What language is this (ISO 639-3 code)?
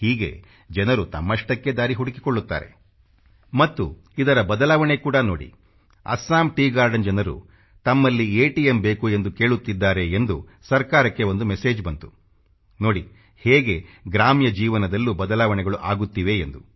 kan